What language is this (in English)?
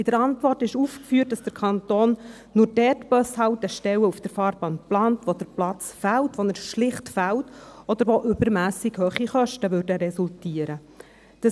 Swiss German